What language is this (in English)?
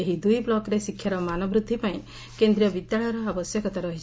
Odia